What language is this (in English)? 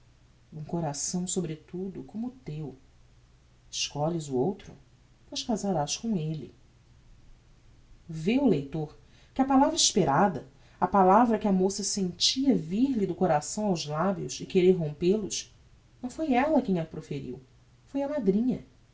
Portuguese